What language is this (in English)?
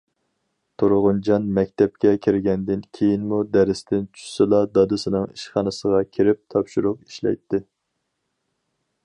Uyghur